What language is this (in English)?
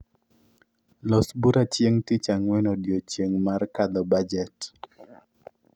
Luo (Kenya and Tanzania)